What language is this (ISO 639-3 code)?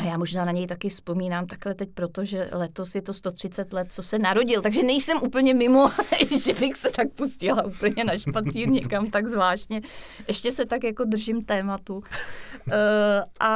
ces